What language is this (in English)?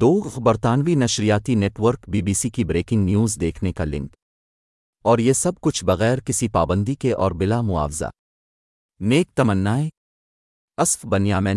Urdu